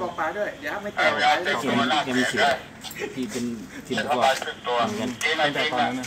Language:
Thai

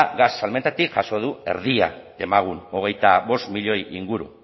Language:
Basque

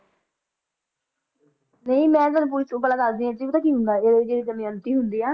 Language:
Punjabi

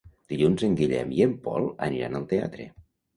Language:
Catalan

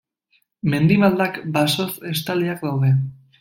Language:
Basque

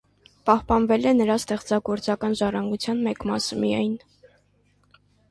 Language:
Armenian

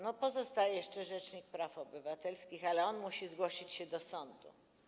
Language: Polish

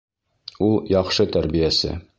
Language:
Bashkir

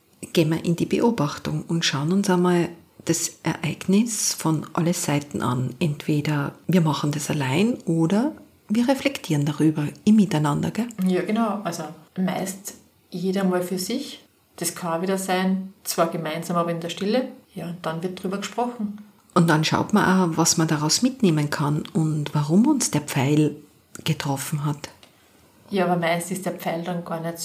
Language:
German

